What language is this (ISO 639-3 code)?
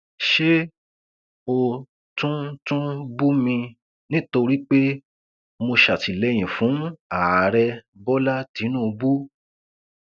yor